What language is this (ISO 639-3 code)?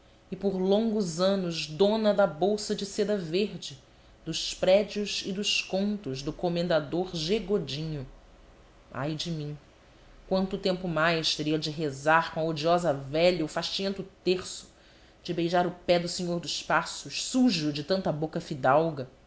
por